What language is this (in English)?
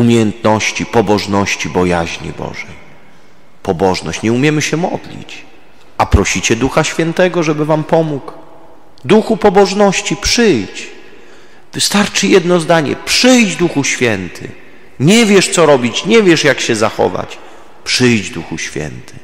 Polish